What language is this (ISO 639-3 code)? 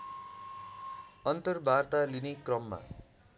nep